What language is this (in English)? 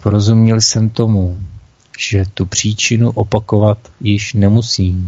Czech